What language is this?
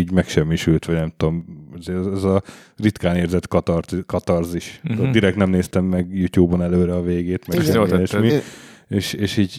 Hungarian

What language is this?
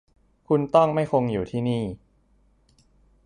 Thai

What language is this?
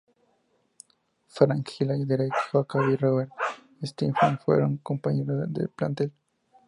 Spanish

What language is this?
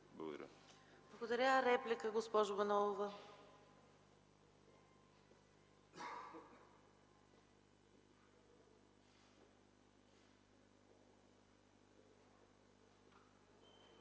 Bulgarian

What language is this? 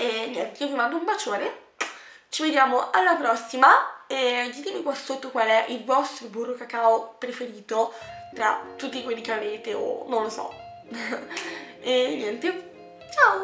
Italian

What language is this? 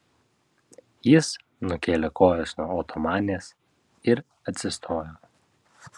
Lithuanian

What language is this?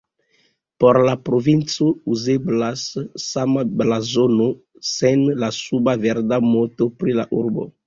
Esperanto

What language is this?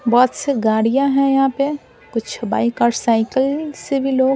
Hindi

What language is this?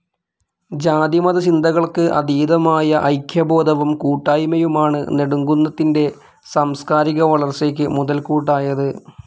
Malayalam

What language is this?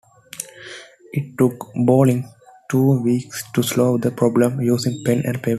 English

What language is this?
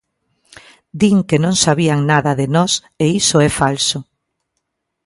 Galician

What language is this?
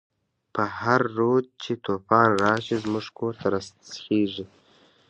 Pashto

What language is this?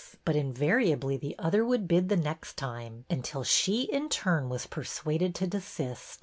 English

